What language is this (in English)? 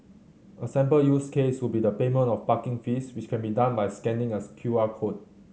English